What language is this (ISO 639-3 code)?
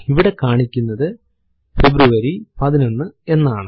mal